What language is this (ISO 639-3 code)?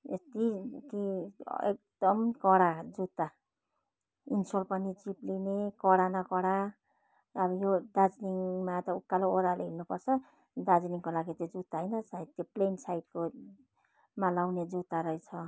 nep